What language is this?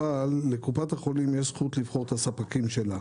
Hebrew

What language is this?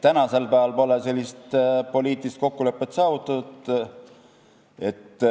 Estonian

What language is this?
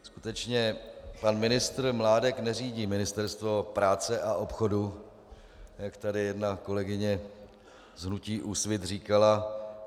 Czech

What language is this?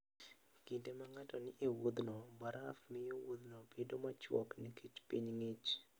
Luo (Kenya and Tanzania)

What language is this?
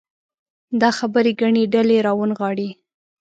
Pashto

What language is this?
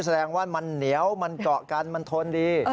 Thai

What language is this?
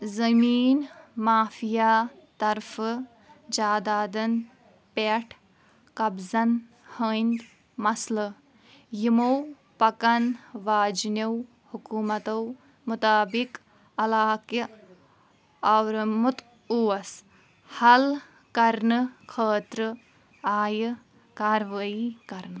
Kashmiri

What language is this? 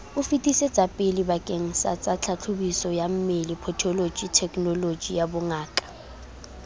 Southern Sotho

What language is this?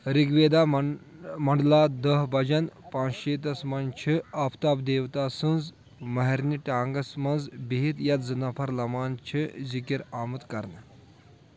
Kashmiri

